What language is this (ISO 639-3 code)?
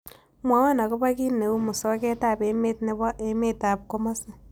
kln